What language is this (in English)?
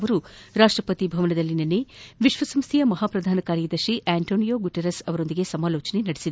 Kannada